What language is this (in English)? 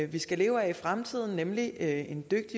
Danish